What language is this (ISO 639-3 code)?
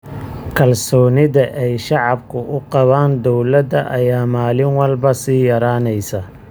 som